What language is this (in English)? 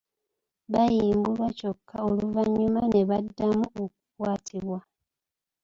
Ganda